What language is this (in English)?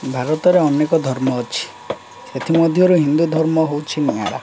Odia